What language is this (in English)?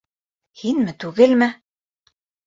Bashkir